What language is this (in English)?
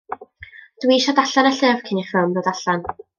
Welsh